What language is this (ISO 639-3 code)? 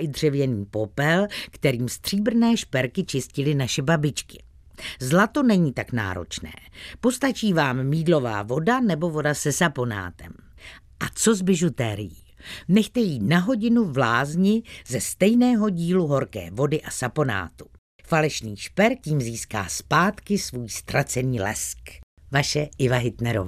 ces